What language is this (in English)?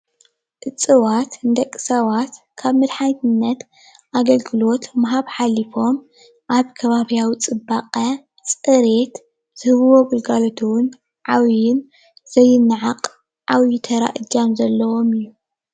Tigrinya